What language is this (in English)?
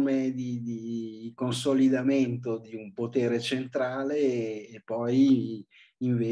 Italian